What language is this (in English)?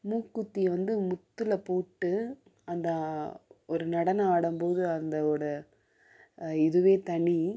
Tamil